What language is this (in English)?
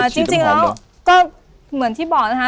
Thai